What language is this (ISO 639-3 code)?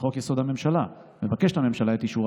heb